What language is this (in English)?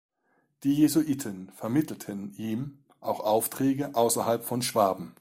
German